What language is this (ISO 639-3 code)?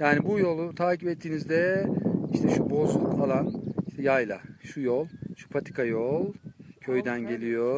tur